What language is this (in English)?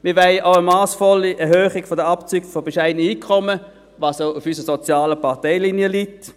Swiss German